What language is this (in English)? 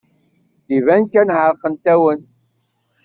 Kabyle